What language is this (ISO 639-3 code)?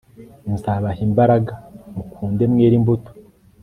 kin